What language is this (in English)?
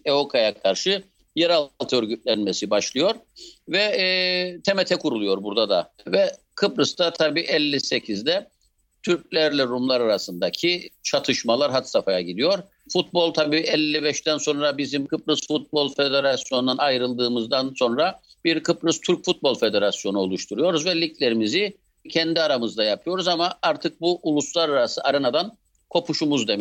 Turkish